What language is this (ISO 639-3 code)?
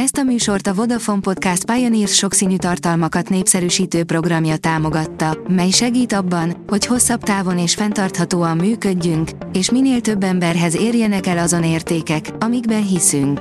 hun